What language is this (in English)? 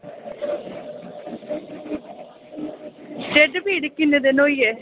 Dogri